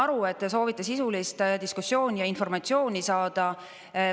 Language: Estonian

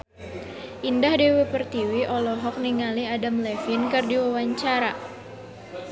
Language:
Sundanese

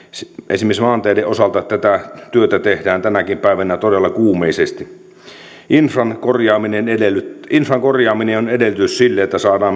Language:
Finnish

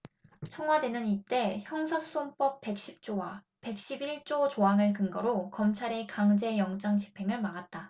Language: Korean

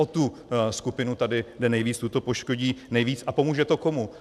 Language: Czech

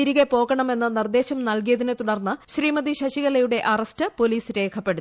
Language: Malayalam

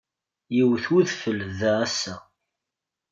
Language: Kabyle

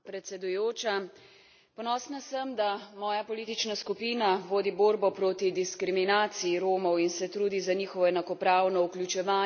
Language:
Slovenian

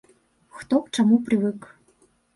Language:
Belarusian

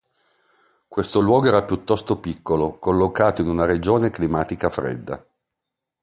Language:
Italian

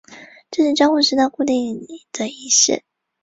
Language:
Chinese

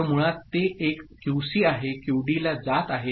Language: Marathi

